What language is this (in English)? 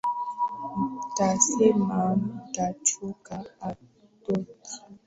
Swahili